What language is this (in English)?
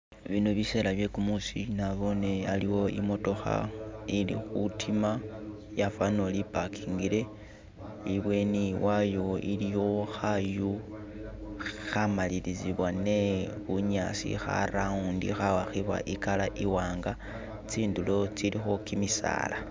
Masaaba